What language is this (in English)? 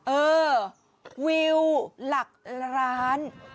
Thai